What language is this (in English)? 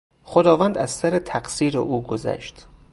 Persian